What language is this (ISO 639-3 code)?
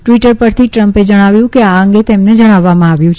guj